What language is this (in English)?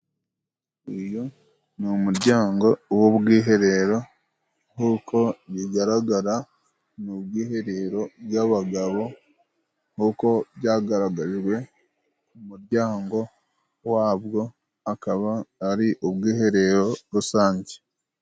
Kinyarwanda